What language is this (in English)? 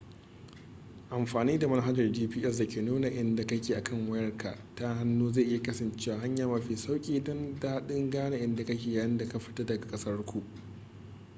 Hausa